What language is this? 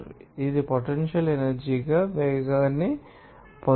Telugu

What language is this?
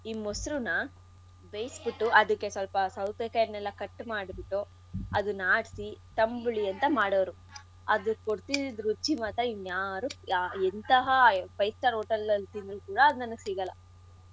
Kannada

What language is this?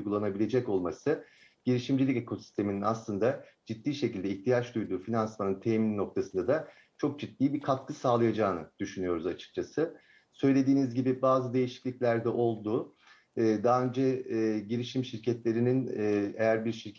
Turkish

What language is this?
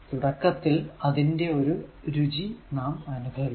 Malayalam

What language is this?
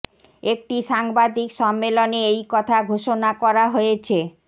Bangla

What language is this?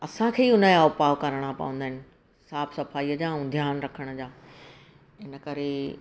Sindhi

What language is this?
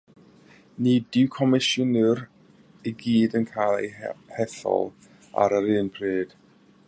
Welsh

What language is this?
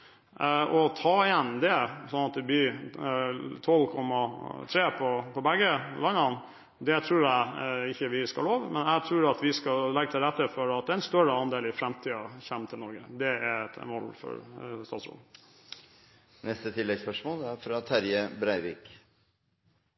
Norwegian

